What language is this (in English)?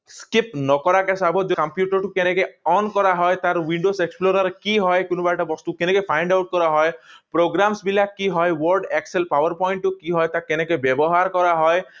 Assamese